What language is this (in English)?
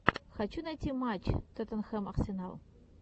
Russian